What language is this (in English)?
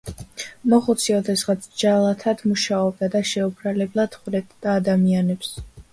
Georgian